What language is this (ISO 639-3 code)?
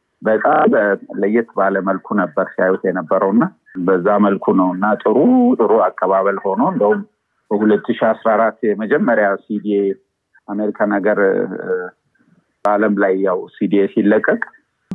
amh